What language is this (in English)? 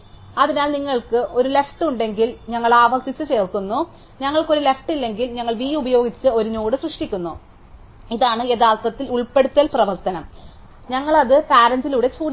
Malayalam